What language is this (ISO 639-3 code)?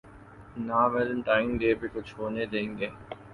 urd